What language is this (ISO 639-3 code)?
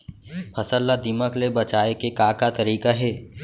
hne